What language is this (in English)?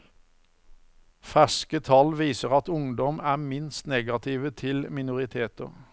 Norwegian